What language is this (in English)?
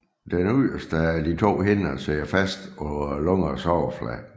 Danish